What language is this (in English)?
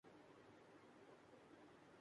Urdu